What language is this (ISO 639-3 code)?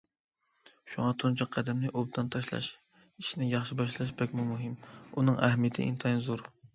uig